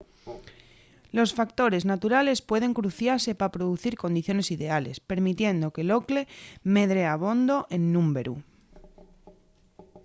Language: Asturian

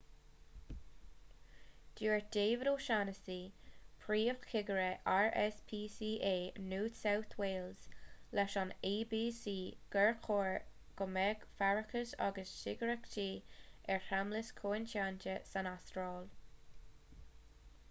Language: Irish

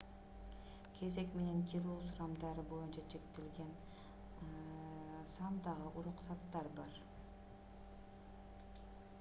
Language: Kyrgyz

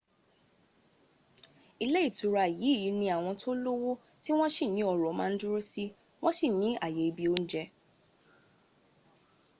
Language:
Yoruba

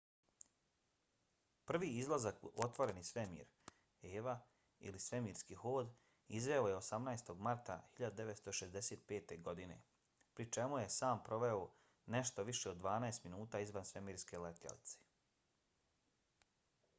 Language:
Bosnian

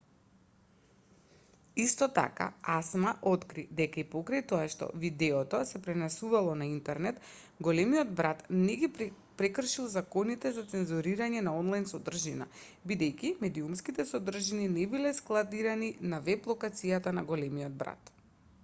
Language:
Macedonian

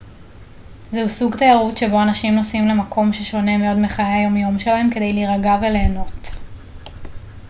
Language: Hebrew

